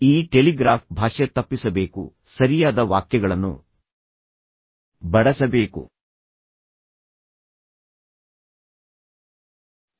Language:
Kannada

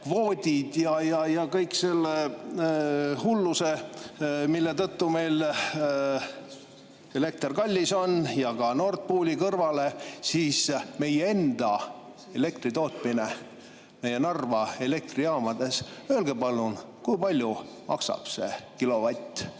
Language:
Estonian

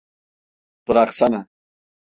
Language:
Turkish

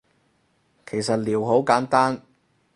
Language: Cantonese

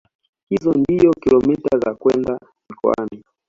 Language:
Swahili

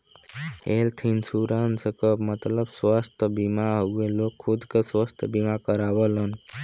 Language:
Bhojpuri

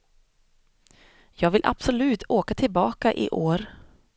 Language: Swedish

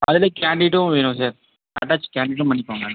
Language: Tamil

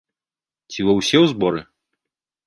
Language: Belarusian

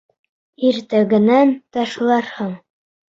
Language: Bashkir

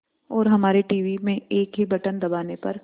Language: Hindi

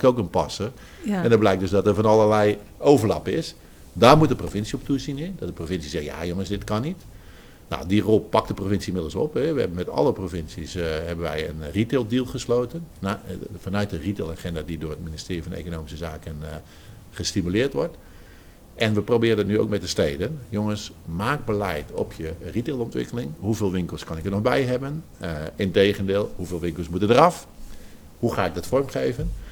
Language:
Dutch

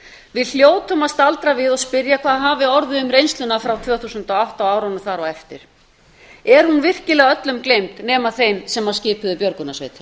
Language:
Icelandic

